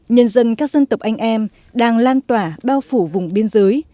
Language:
Vietnamese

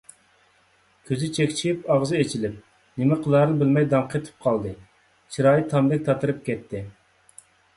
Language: Uyghur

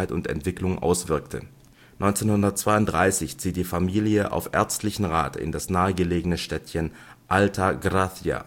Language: German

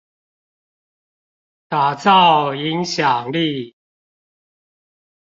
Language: Chinese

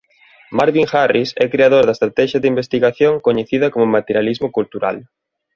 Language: Galician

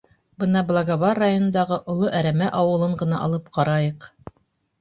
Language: Bashkir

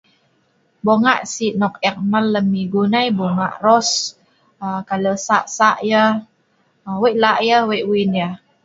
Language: Sa'ban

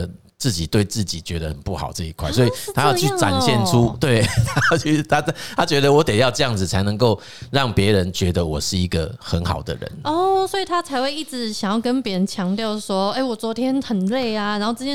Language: Chinese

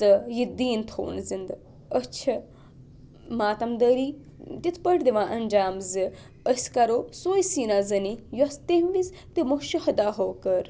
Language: Kashmiri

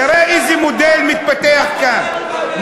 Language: Hebrew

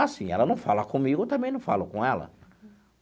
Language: Portuguese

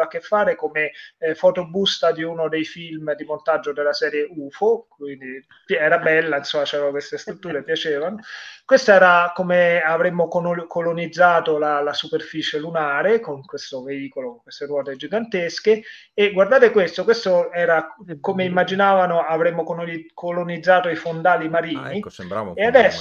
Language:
Italian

